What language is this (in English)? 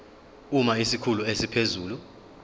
Zulu